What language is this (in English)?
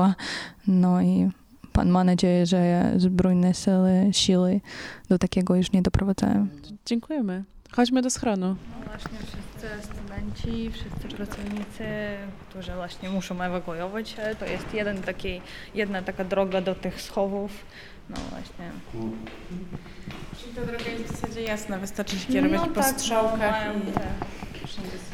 Polish